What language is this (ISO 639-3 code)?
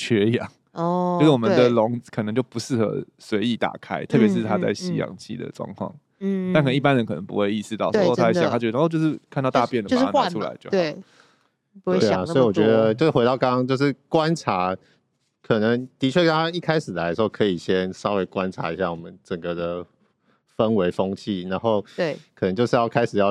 zho